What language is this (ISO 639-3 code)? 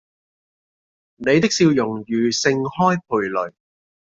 yue